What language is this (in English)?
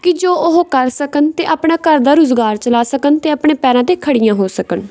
Punjabi